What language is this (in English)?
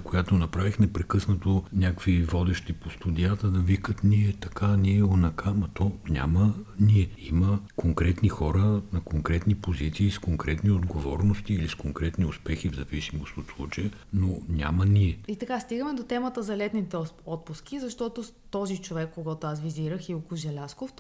Bulgarian